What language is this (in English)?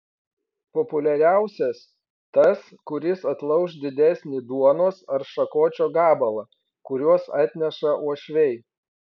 Lithuanian